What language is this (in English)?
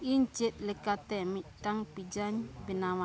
Santali